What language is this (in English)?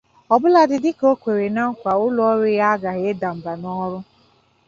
Igbo